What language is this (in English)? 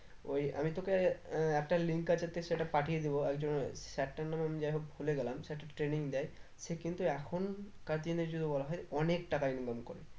Bangla